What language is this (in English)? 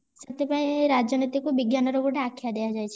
Odia